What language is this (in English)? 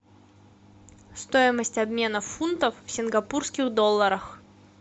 Russian